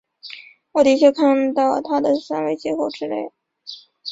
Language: Chinese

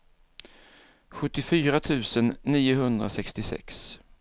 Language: Swedish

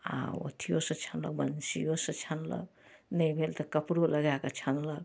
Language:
Maithili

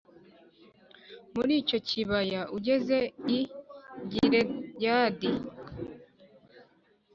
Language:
Kinyarwanda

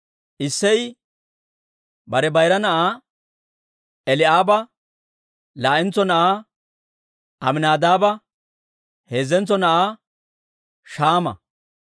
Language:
Dawro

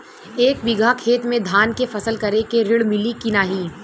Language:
Bhojpuri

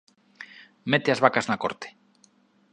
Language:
Galician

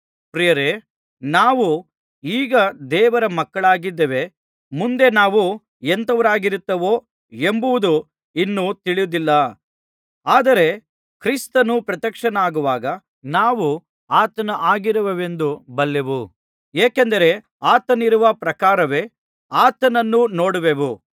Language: Kannada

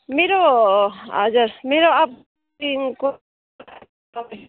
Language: Nepali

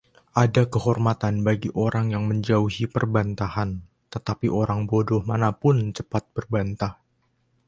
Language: Indonesian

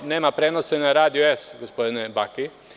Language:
Serbian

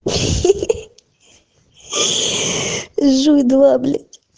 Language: Russian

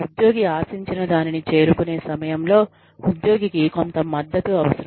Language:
Telugu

